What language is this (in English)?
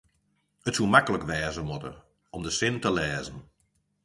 Western Frisian